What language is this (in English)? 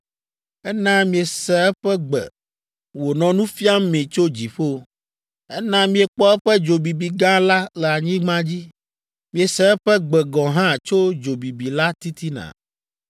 Ewe